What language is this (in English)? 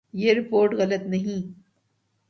Urdu